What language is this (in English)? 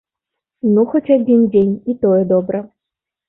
Belarusian